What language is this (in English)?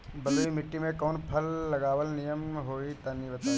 Bhojpuri